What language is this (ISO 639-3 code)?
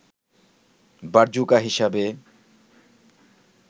ben